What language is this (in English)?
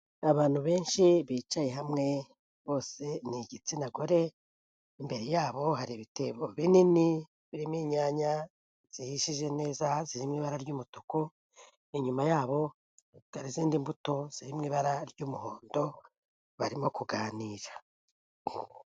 Kinyarwanda